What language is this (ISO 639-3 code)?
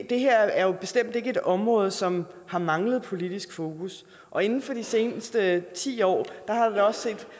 dan